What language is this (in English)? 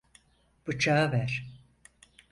Turkish